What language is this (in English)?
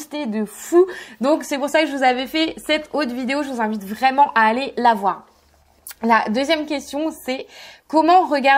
French